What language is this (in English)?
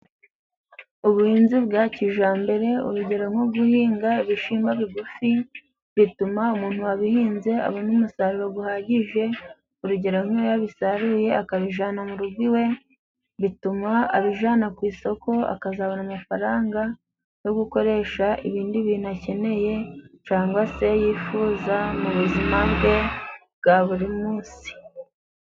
Kinyarwanda